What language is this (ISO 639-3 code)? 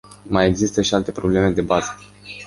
ron